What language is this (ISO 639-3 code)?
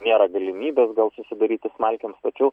lit